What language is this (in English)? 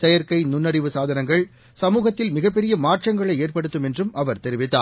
Tamil